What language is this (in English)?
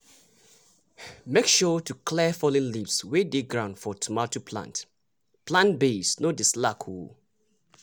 Nigerian Pidgin